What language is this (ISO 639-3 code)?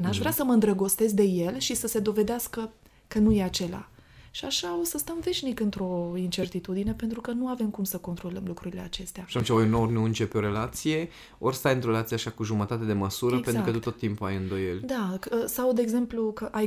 ron